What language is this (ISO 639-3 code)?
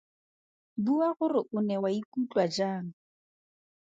tsn